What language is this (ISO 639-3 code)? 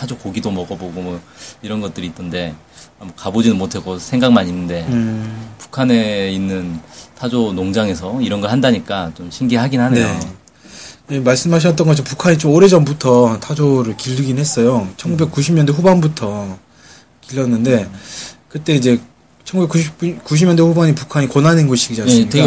kor